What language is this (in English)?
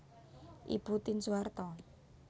Javanese